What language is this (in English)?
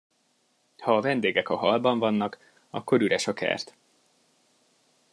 Hungarian